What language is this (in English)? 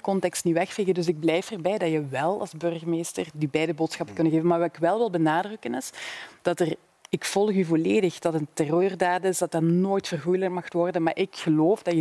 Dutch